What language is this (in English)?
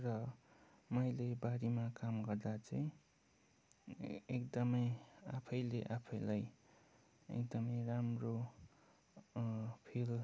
Nepali